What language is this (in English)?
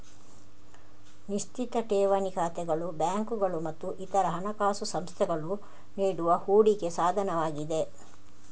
Kannada